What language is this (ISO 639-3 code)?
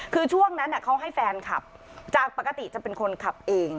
tha